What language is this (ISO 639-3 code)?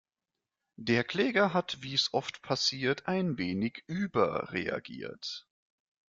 deu